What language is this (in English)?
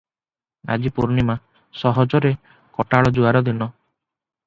Odia